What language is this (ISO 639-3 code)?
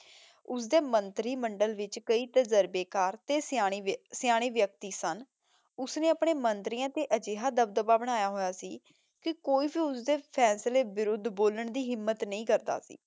pan